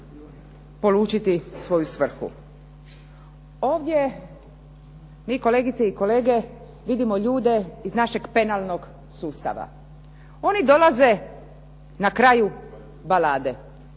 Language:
Croatian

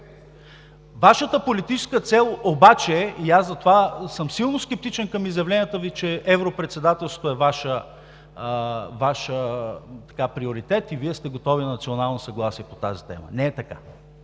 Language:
Bulgarian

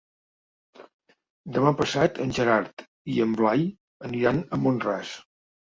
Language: Catalan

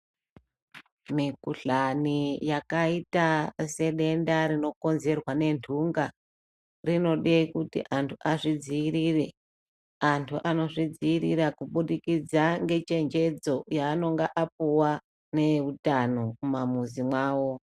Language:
Ndau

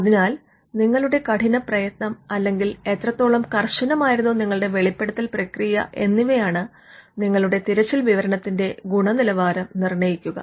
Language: Malayalam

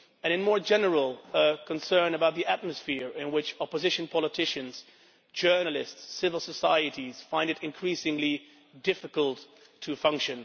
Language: English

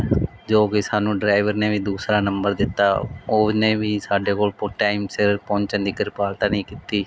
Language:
Punjabi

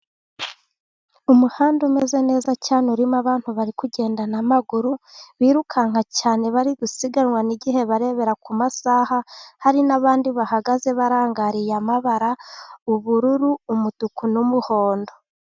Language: Kinyarwanda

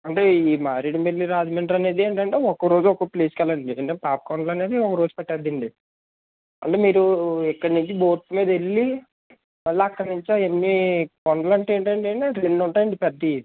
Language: Telugu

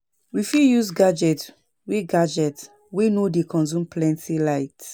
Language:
Nigerian Pidgin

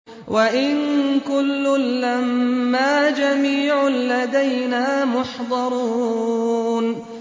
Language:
Arabic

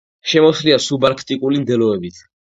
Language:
Georgian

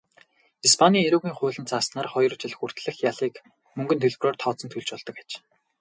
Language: Mongolian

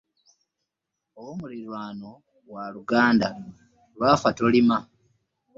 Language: Ganda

